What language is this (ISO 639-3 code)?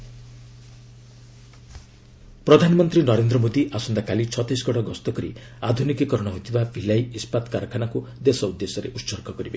ori